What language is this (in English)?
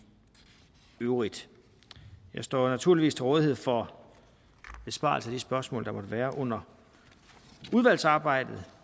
Danish